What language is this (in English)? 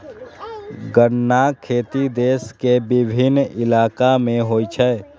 Maithili